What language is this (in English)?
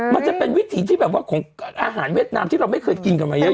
Thai